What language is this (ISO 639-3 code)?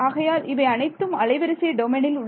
tam